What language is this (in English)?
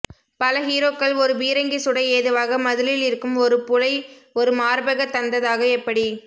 Tamil